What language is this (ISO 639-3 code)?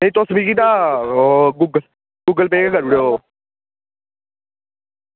doi